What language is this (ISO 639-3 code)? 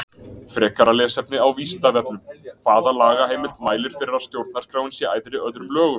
isl